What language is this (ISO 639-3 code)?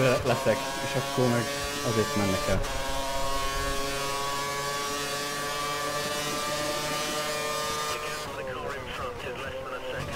hun